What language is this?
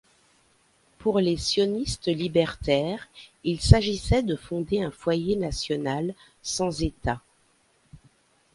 French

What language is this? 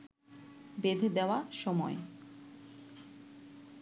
Bangla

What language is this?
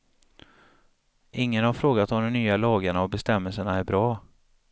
Swedish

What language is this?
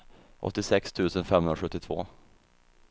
Swedish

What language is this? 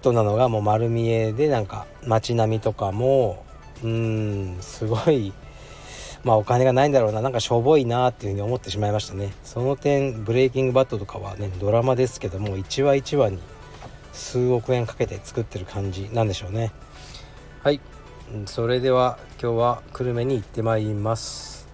Japanese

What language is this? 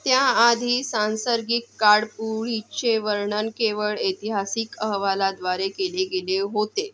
Marathi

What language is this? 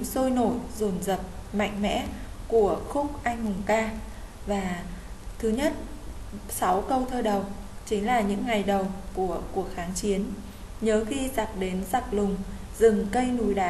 Vietnamese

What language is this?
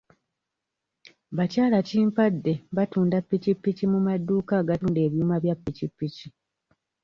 Ganda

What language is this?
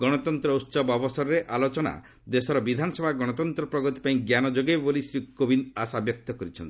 Odia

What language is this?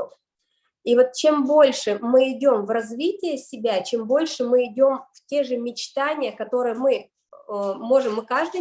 Russian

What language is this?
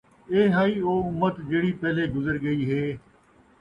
Saraiki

